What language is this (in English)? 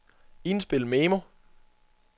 Danish